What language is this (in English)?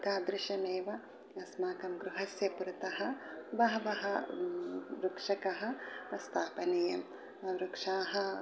Sanskrit